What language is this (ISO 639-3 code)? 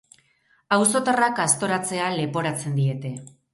eus